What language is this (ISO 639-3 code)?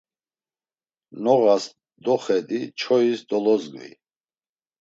lzz